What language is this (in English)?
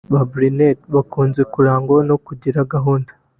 Kinyarwanda